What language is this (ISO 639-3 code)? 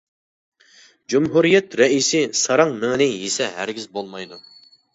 uig